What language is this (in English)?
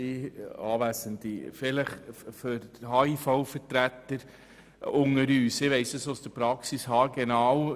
Swiss German